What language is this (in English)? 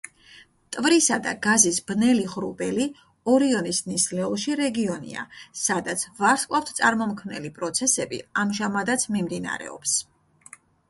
Georgian